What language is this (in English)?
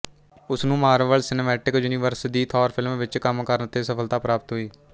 Punjabi